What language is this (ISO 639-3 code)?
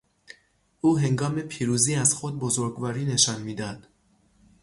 fas